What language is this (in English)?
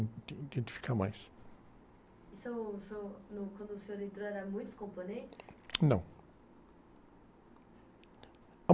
Portuguese